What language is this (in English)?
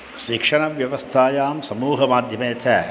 Sanskrit